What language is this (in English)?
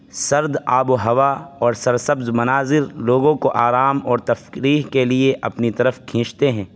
Urdu